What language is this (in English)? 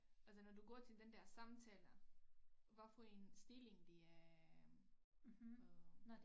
Danish